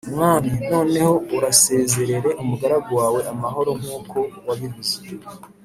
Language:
Kinyarwanda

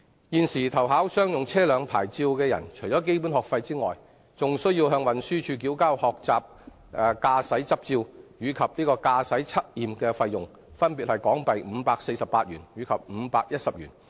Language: Cantonese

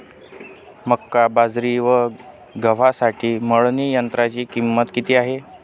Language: Marathi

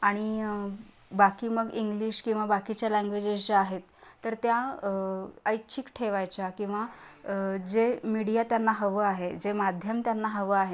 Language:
Marathi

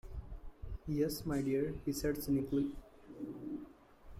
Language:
English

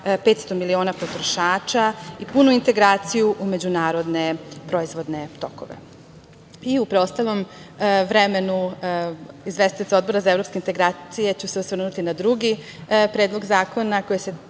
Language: Serbian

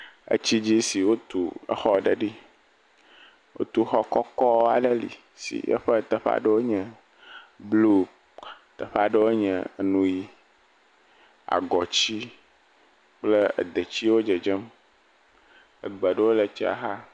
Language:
Ewe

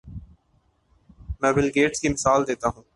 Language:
Urdu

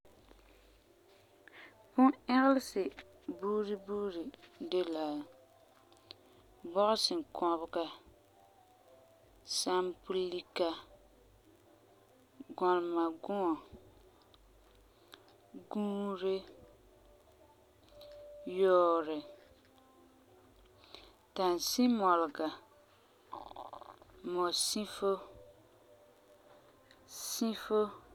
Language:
Frafra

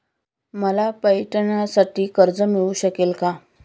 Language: Marathi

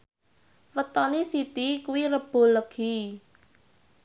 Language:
Javanese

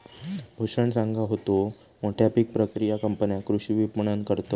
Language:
Marathi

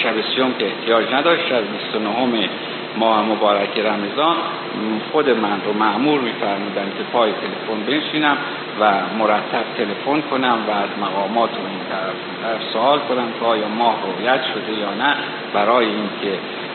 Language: Persian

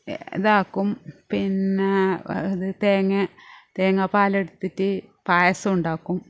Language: Malayalam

